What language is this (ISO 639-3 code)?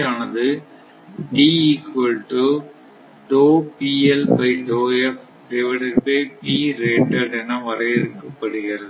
tam